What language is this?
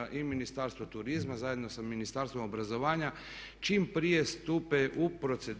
Croatian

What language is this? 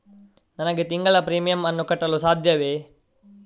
Kannada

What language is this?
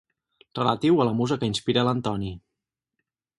Catalan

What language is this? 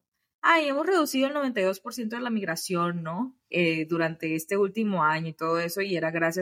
Spanish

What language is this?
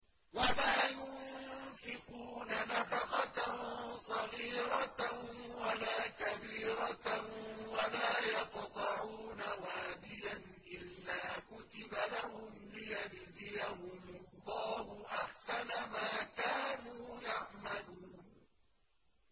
Arabic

